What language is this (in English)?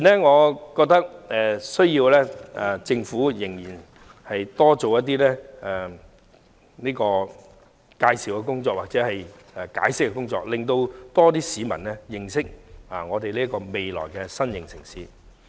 Cantonese